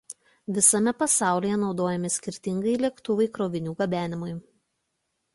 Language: Lithuanian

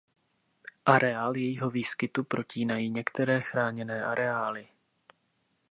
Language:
Czech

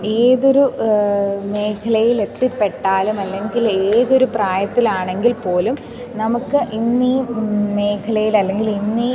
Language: Malayalam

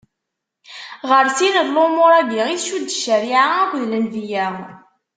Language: Kabyle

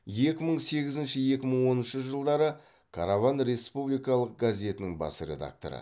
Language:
Kazakh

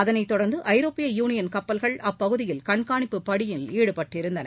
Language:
Tamil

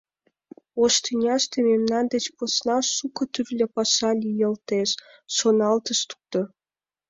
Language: Mari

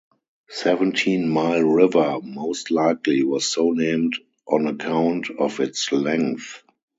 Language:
English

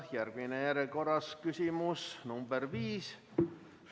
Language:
Estonian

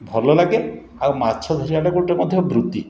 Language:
Odia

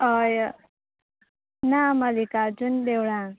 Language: Konkani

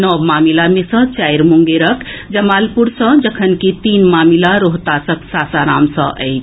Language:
Maithili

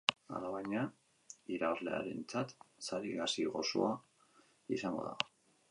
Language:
Basque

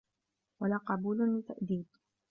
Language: Arabic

